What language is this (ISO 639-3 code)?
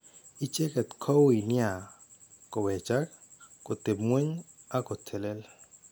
kln